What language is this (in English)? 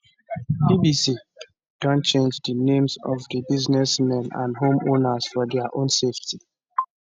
Nigerian Pidgin